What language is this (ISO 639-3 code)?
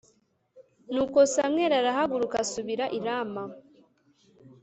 kin